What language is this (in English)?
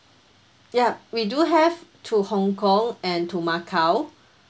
English